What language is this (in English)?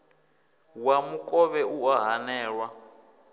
Venda